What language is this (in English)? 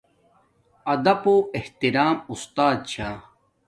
Domaaki